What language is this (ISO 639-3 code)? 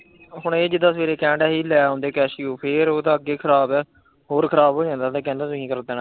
pan